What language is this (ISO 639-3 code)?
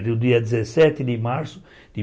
por